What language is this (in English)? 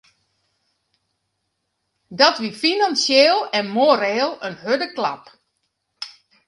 Western Frisian